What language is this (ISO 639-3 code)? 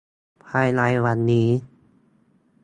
tha